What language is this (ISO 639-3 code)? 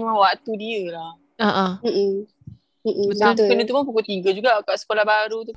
msa